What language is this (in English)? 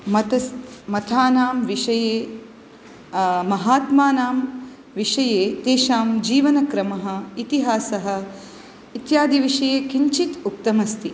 Sanskrit